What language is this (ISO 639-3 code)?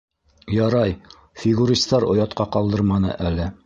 bak